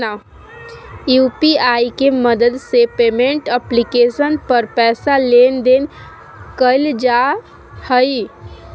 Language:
Magahi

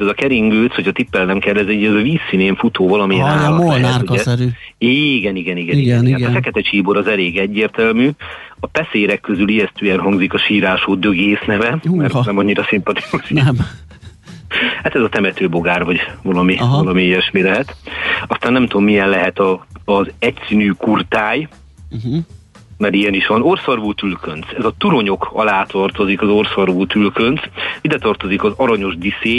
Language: Hungarian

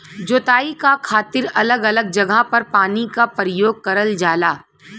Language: Bhojpuri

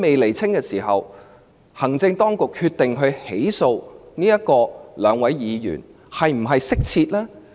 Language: Cantonese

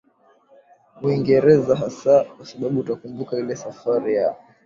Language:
Swahili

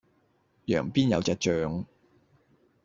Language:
Cantonese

